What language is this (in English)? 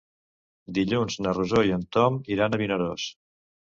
Catalan